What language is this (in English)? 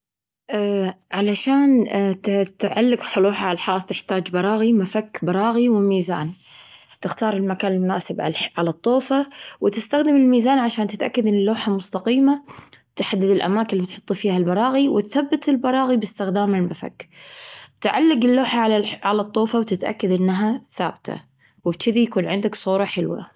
Gulf Arabic